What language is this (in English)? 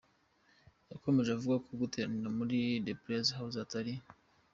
Kinyarwanda